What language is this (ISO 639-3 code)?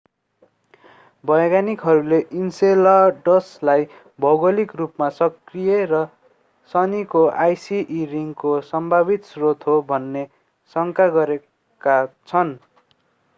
nep